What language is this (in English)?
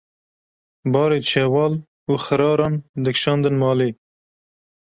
Kurdish